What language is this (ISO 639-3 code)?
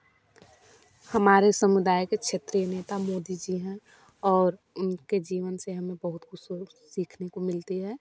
hin